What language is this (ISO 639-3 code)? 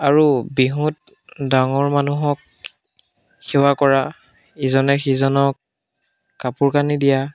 asm